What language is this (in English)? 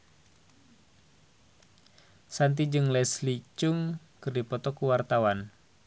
Sundanese